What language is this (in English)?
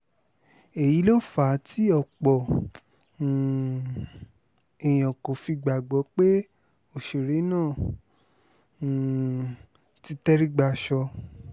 Yoruba